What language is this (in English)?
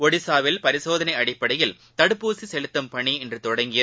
Tamil